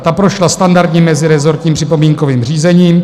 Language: Czech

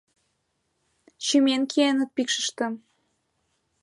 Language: Mari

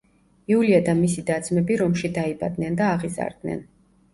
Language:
Georgian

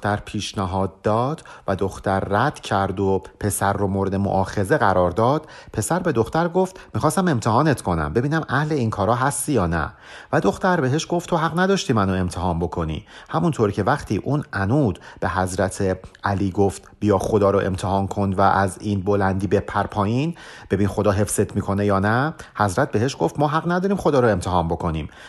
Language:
Persian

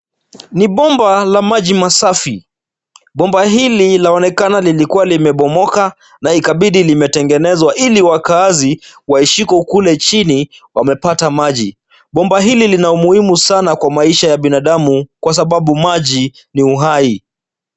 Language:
Swahili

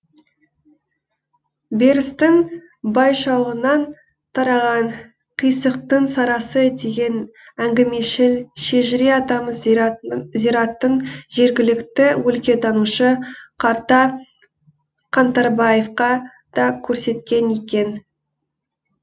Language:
Kazakh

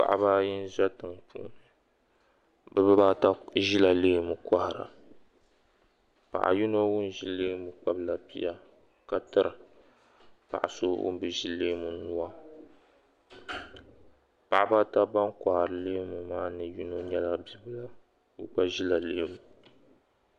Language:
Dagbani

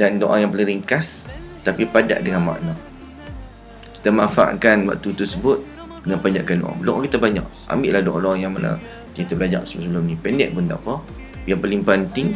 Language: Malay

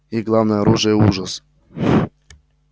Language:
Russian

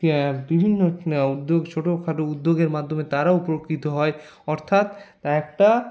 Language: Bangla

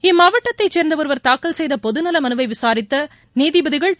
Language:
Tamil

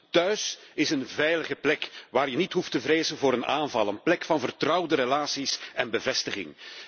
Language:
Dutch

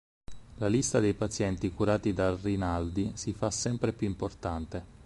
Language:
Italian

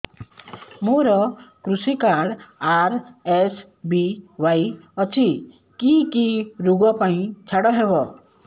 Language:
Odia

